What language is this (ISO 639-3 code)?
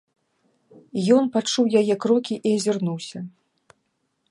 bel